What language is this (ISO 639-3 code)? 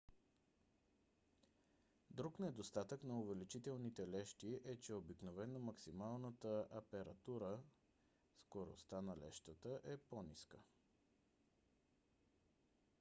bul